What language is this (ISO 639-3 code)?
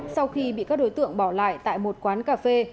vie